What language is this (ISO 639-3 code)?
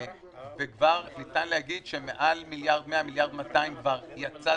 heb